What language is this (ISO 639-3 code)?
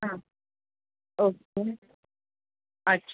mar